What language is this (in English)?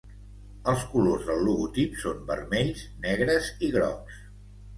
Catalan